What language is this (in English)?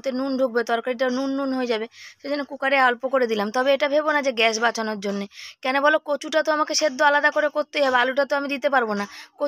Bangla